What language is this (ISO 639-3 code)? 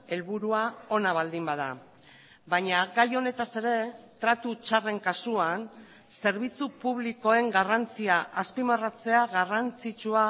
eus